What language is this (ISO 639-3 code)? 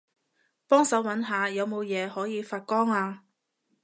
yue